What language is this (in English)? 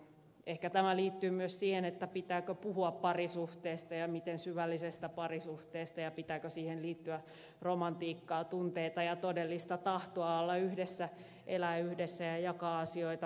Finnish